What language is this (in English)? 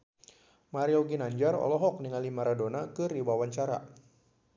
Sundanese